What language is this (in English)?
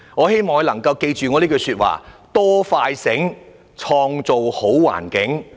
Cantonese